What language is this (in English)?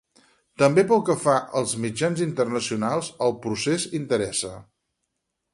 Catalan